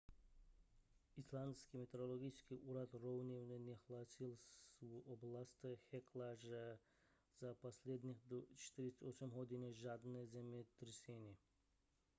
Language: Czech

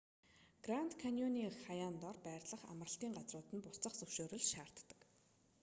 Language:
Mongolian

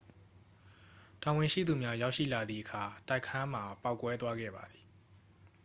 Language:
Burmese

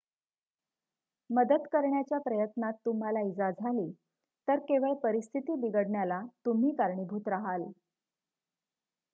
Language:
Marathi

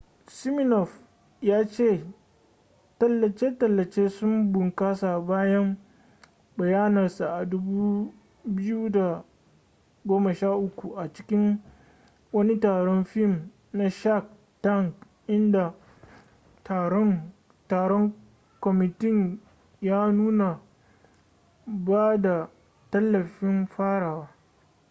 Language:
Hausa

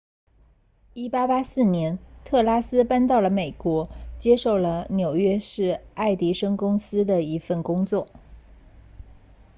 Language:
Chinese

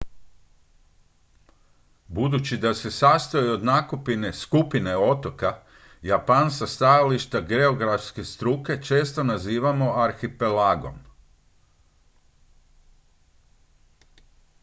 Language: Croatian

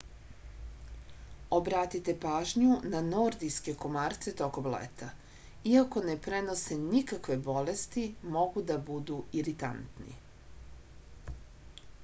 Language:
Serbian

